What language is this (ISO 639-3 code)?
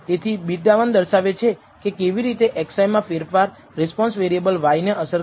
guj